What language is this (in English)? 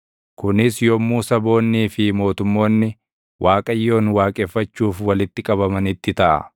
Oromo